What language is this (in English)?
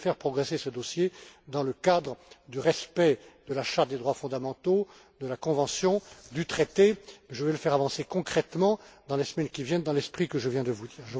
French